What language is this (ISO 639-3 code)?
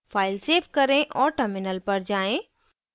hin